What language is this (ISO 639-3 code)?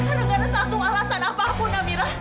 ind